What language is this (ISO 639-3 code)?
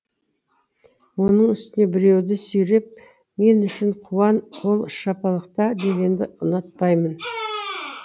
kaz